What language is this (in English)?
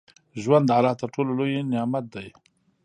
Pashto